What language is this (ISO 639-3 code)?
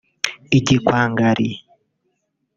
kin